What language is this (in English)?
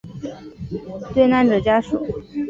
Chinese